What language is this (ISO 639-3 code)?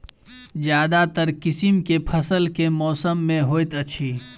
mai